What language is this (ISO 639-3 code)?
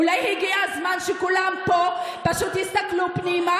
heb